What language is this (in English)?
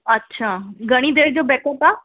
Sindhi